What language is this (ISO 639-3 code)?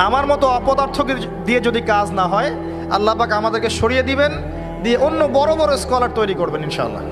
ara